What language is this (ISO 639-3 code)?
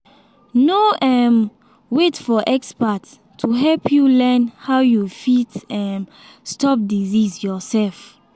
pcm